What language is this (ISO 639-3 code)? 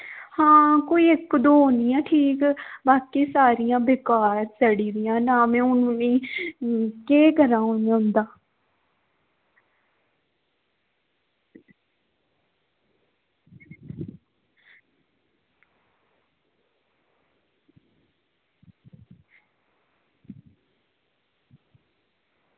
doi